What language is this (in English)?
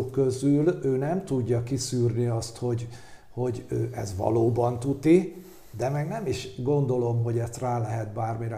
Hungarian